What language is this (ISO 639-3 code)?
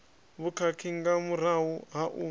ven